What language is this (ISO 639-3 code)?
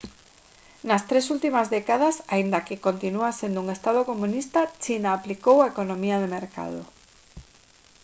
glg